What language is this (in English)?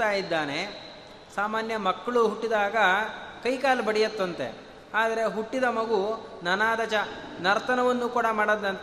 Kannada